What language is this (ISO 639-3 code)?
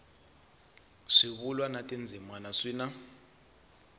tso